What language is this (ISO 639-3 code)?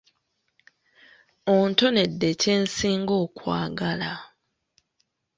lug